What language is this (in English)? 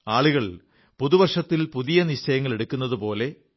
Malayalam